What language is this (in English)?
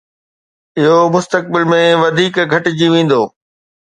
Sindhi